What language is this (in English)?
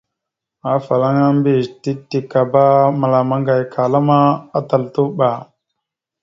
Mada (Cameroon)